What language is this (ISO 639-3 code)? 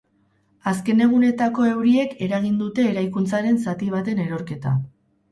eus